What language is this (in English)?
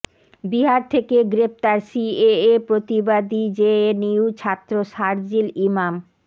Bangla